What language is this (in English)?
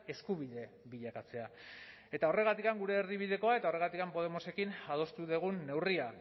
Basque